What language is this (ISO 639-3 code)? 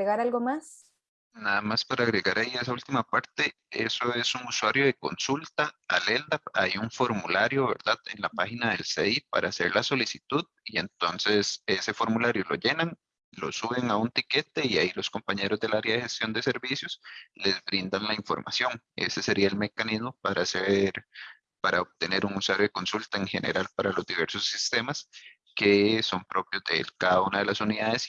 spa